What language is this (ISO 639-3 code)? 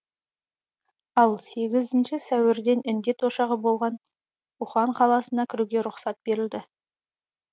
kaz